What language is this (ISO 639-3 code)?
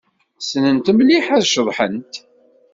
kab